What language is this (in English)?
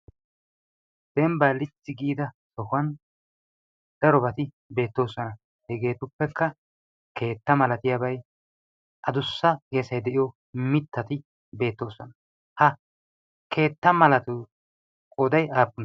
Wolaytta